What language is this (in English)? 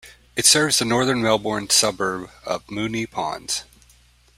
English